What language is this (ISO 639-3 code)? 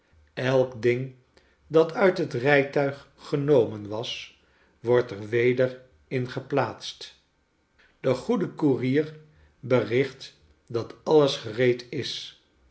nld